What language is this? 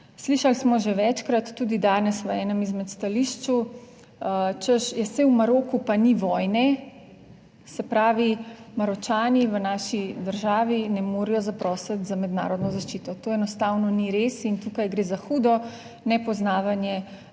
Slovenian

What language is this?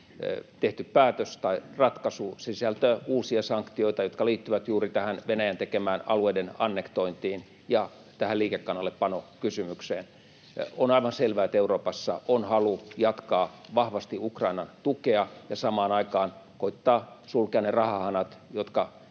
Finnish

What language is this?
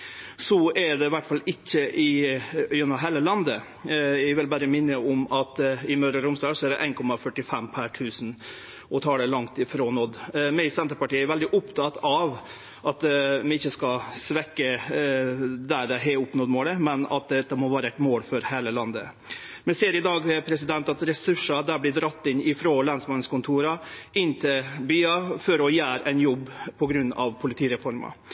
Norwegian Nynorsk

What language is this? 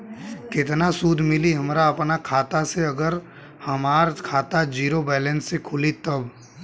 Bhojpuri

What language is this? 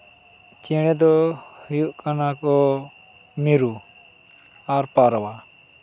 Santali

